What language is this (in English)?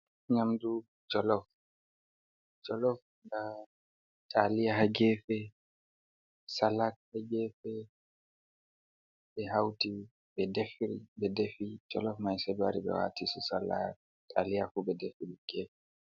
Fula